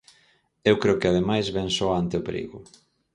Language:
Galician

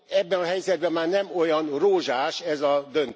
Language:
Hungarian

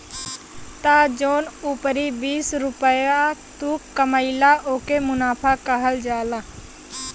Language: Bhojpuri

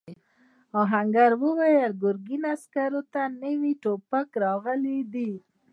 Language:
Pashto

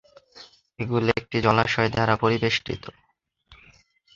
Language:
Bangla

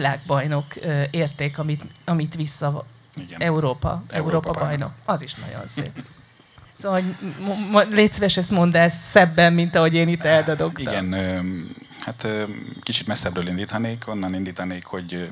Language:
Hungarian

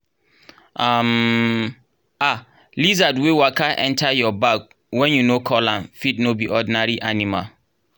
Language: Nigerian Pidgin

